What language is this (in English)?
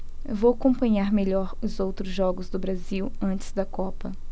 Portuguese